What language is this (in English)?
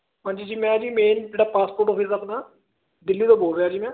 Punjabi